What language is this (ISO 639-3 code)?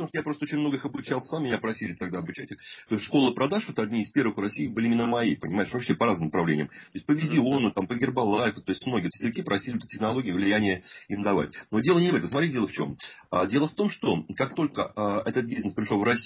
rus